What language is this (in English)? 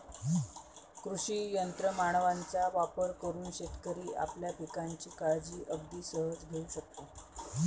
Marathi